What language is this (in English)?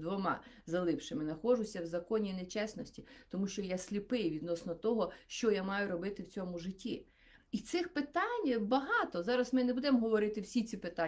Ukrainian